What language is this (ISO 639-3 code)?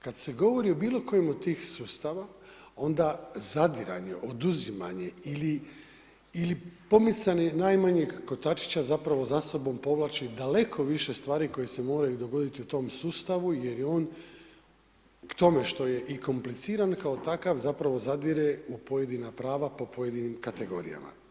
hrv